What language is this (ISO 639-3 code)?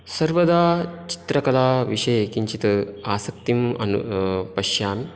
san